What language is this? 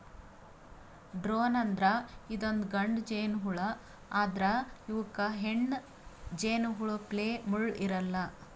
Kannada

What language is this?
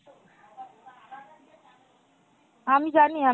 Bangla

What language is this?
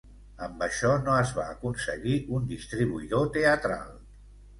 Catalan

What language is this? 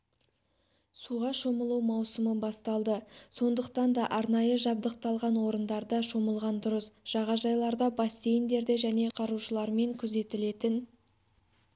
Kazakh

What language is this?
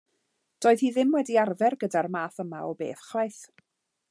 Welsh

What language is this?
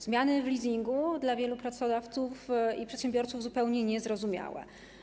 Polish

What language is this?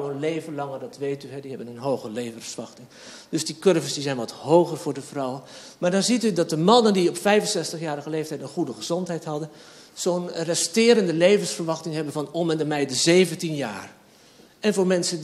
Dutch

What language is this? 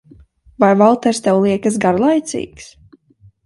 Latvian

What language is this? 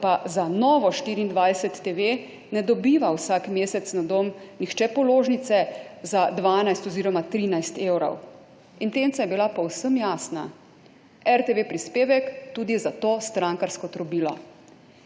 Slovenian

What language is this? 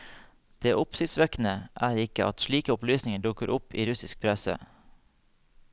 Norwegian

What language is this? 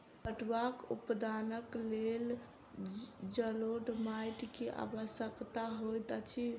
Maithili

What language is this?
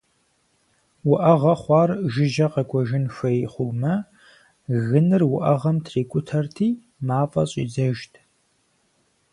Kabardian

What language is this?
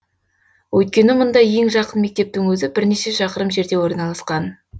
Kazakh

